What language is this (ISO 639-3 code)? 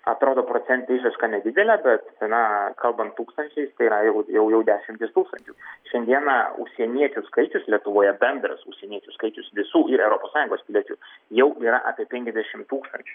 lit